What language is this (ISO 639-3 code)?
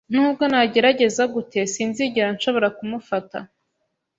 kin